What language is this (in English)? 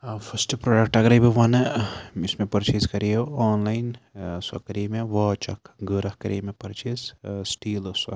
Kashmiri